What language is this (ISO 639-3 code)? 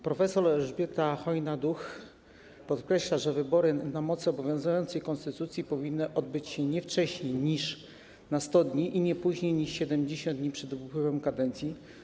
pol